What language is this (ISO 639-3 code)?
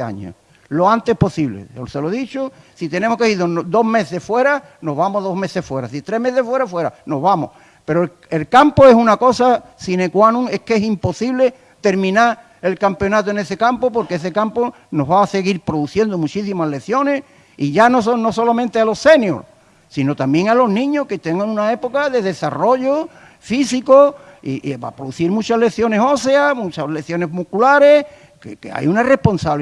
spa